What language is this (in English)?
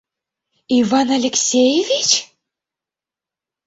Mari